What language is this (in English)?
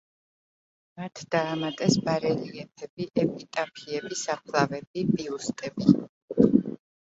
Georgian